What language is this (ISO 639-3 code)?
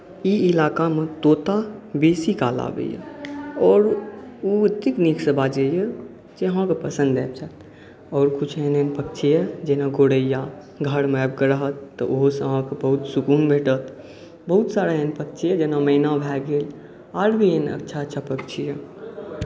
mai